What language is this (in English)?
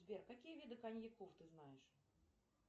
Russian